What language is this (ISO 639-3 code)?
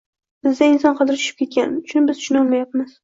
uzb